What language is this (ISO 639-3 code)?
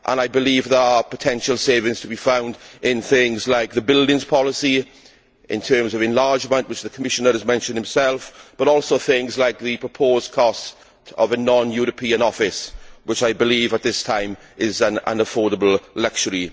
eng